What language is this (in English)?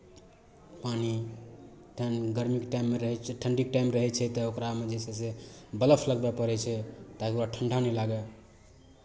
Maithili